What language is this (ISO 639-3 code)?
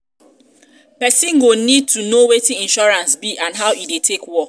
pcm